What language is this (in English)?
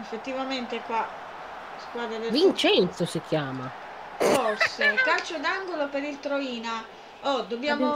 Italian